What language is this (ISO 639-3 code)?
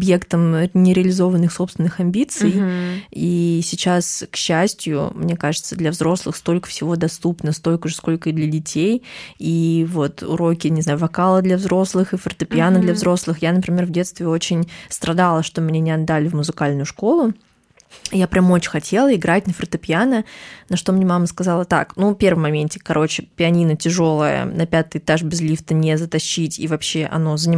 rus